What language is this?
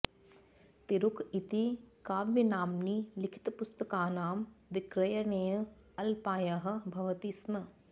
Sanskrit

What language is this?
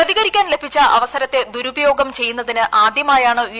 Malayalam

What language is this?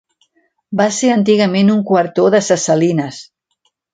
Catalan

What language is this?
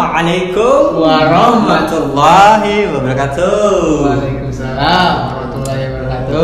Indonesian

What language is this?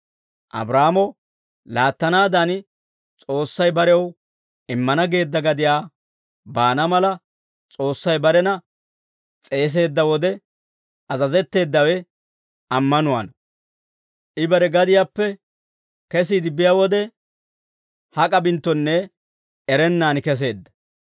Dawro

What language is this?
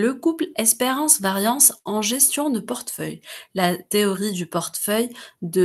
French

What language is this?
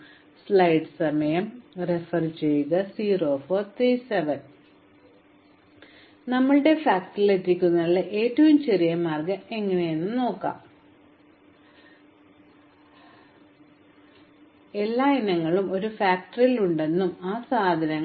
Malayalam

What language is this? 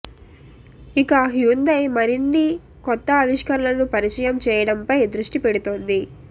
Telugu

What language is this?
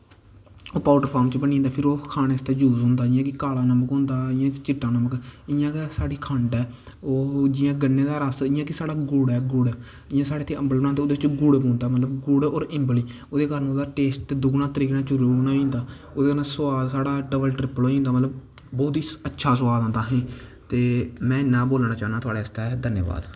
Dogri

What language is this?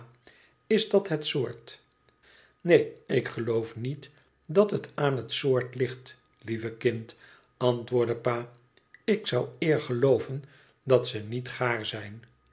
Dutch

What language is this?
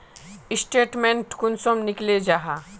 Magahi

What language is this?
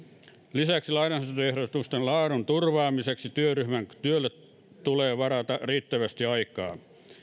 Finnish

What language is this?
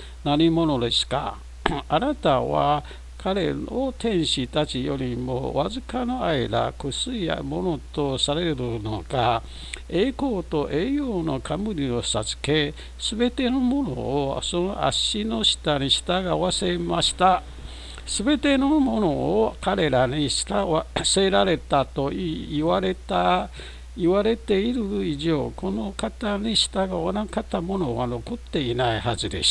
Japanese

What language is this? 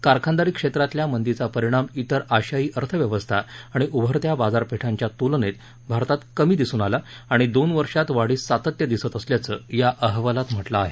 Marathi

